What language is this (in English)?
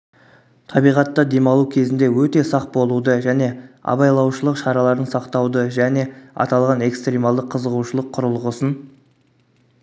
Kazakh